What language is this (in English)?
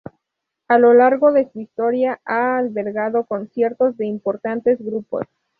Spanish